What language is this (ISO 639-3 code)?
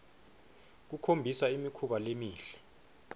ssw